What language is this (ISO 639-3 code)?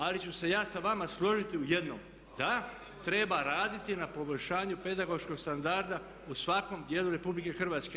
hrv